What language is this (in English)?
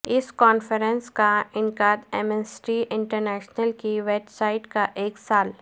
Urdu